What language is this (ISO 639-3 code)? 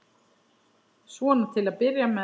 isl